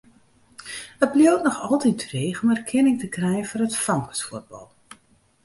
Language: Western Frisian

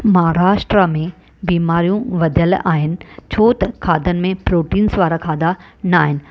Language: Sindhi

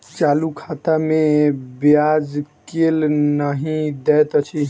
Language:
Maithili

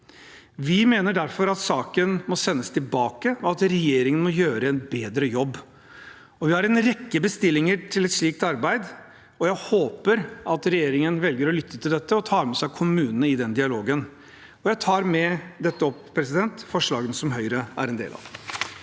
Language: Norwegian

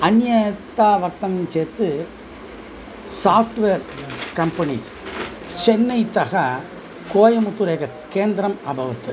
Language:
Sanskrit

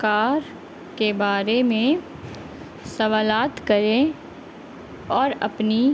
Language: Urdu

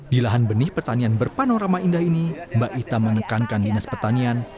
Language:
Indonesian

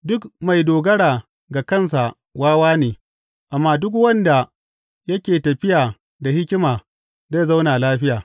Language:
Hausa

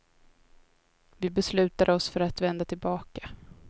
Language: Swedish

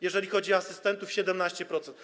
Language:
Polish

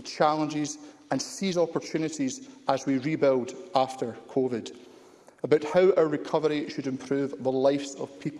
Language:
English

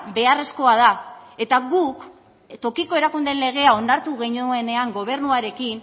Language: Basque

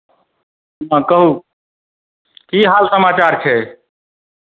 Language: Maithili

